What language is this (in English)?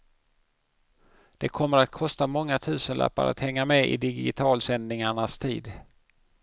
Swedish